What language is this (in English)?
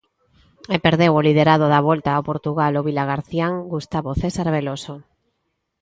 Galician